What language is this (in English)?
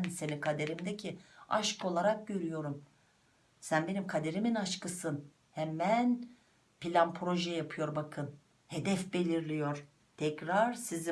Turkish